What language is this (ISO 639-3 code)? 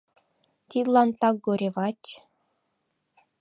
chm